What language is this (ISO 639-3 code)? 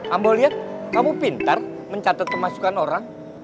ind